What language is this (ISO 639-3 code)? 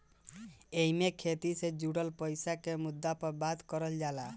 bho